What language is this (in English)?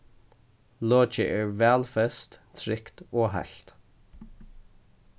Faroese